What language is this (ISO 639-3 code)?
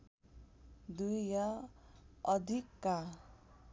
nep